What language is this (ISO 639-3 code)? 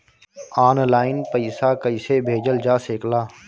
bho